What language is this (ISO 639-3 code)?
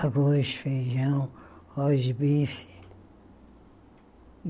por